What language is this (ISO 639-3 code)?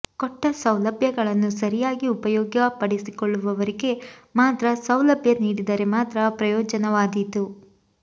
kan